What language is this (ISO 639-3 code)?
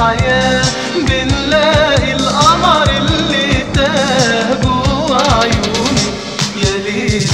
ara